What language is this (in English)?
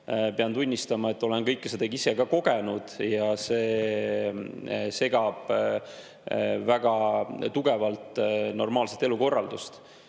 Estonian